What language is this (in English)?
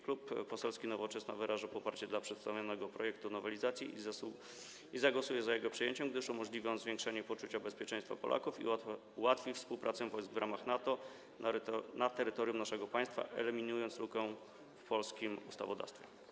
Polish